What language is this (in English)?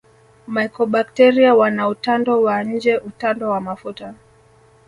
Swahili